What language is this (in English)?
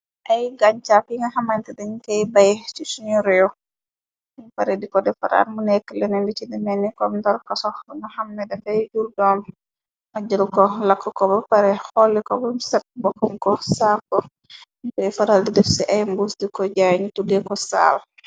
Wolof